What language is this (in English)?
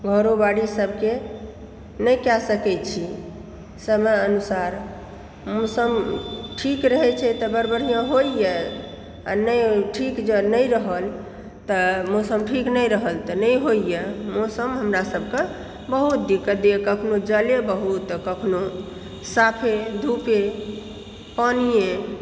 Maithili